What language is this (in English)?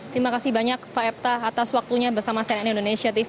Indonesian